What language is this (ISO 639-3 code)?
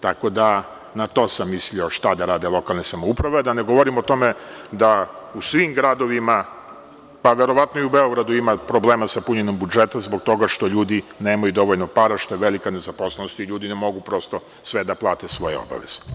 srp